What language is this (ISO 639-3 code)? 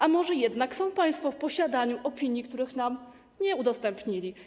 pol